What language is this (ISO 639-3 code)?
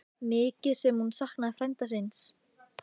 isl